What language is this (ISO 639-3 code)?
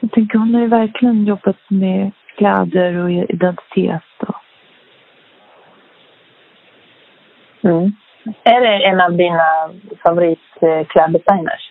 swe